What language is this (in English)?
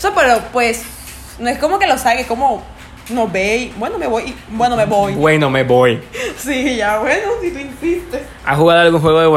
Spanish